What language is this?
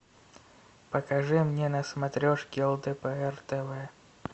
Russian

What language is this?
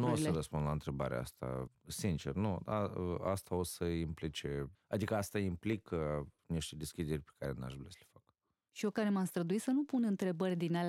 Romanian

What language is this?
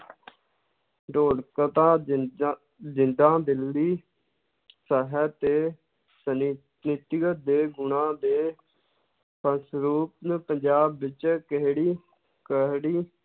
Punjabi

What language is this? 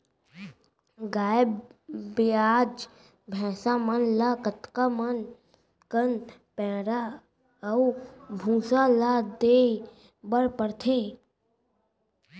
Chhattisgarhi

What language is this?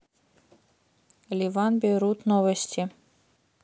Russian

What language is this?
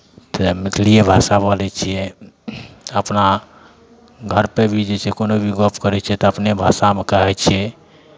Maithili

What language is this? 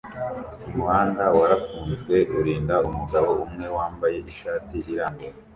Kinyarwanda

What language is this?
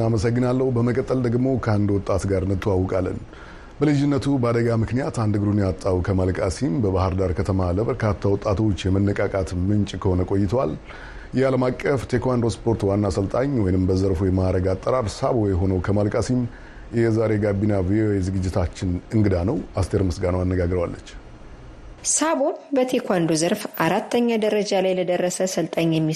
Amharic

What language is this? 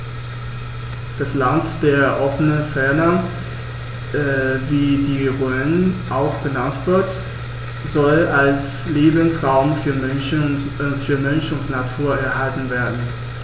German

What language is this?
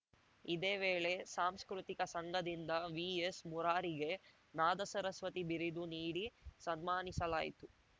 Kannada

